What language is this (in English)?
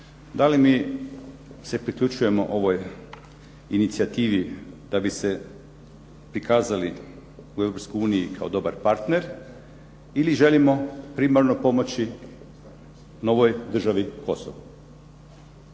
Croatian